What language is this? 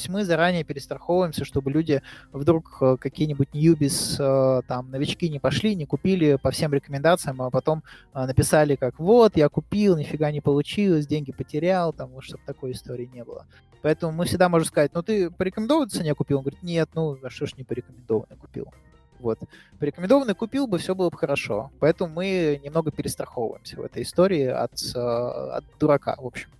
Russian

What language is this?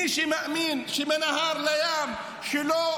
Hebrew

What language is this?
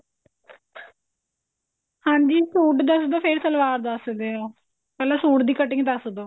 Punjabi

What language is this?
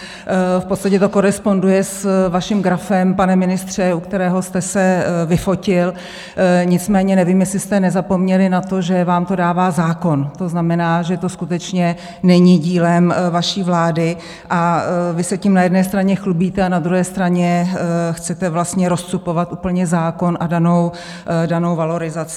Czech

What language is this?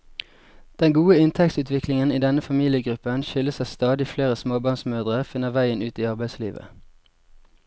Norwegian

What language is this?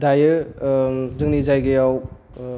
Bodo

